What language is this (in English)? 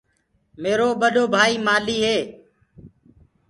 Gurgula